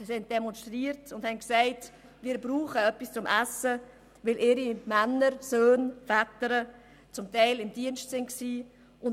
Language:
Swiss German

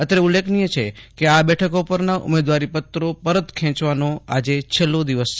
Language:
Gujarati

